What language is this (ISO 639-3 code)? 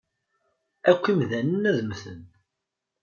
kab